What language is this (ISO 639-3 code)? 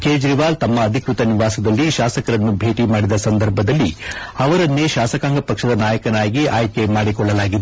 kan